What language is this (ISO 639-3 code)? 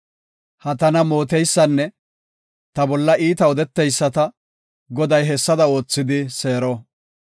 gof